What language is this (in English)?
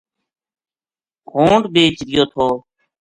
Gujari